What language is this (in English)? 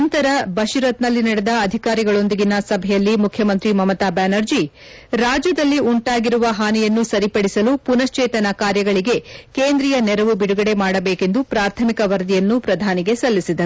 Kannada